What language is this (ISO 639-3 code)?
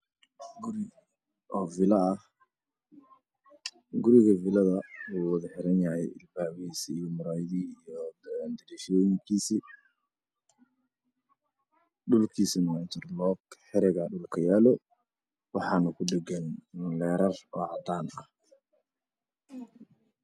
som